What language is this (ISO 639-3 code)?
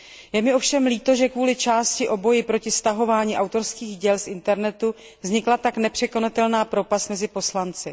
ces